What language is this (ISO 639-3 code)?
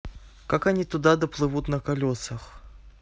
rus